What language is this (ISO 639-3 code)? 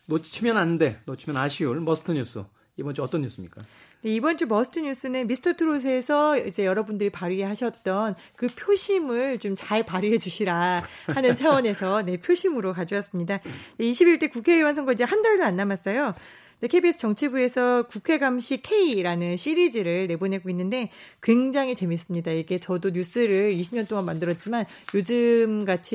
kor